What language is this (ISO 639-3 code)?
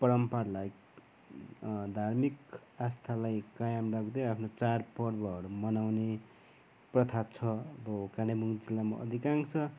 nep